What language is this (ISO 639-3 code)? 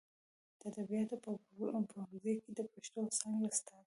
pus